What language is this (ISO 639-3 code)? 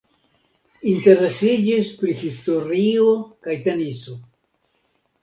epo